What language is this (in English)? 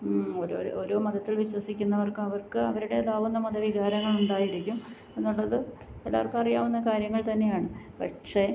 Malayalam